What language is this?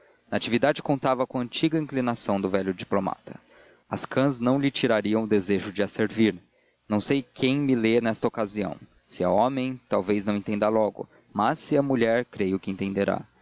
Portuguese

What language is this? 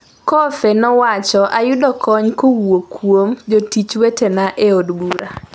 Luo (Kenya and Tanzania)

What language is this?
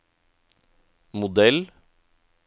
Norwegian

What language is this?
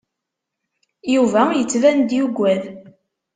Kabyle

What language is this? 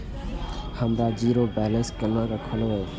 Maithili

